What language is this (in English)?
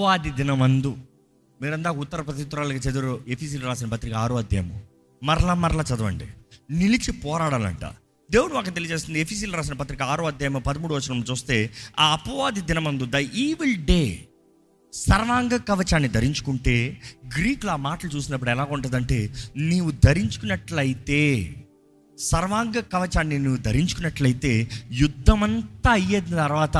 Telugu